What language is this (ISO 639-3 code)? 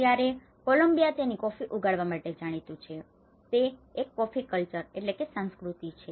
guj